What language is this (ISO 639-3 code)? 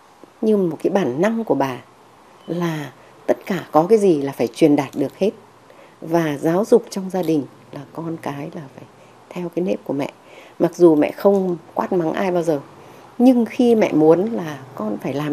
vie